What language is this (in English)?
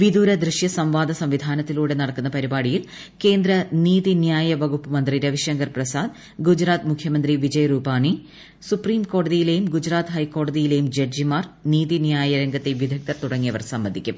Malayalam